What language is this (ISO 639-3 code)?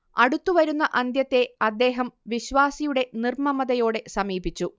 mal